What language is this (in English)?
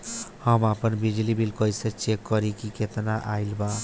Bhojpuri